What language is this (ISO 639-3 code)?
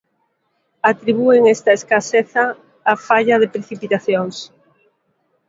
glg